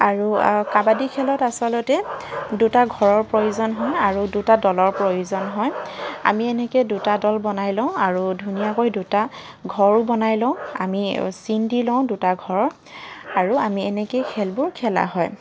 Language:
Assamese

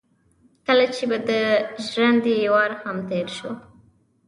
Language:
Pashto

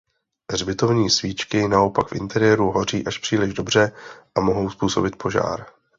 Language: Czech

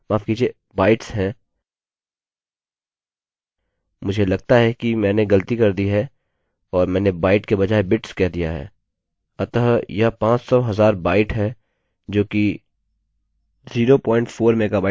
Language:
Hindi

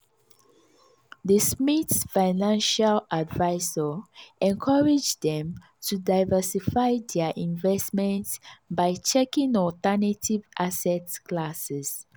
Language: Nigerian Pidgin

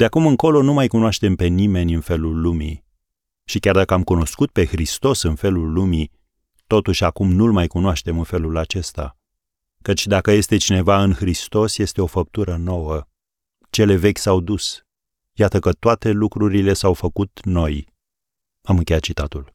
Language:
Romanian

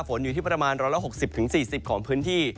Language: Thai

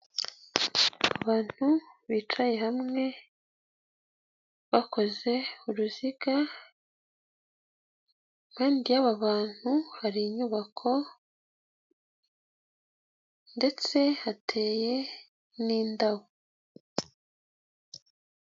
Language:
Kinyarwanda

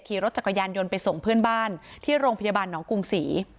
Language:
Thai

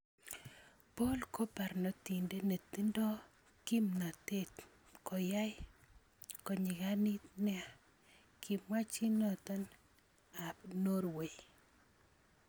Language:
Kalenjin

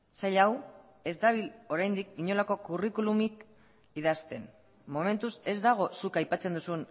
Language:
Basque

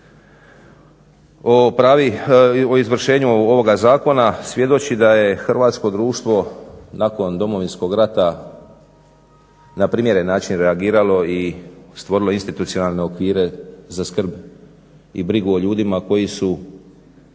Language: Croatian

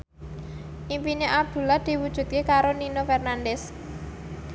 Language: Javanese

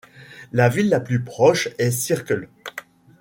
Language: French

